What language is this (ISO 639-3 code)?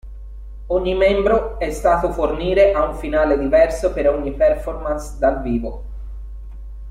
ita